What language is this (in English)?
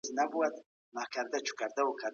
Pashto